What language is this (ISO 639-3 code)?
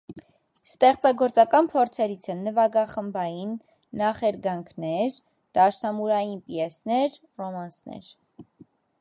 hye